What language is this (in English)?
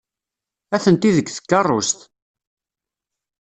Kabyle